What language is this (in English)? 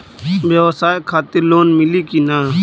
Bhojpuri